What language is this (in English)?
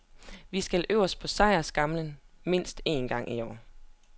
Danish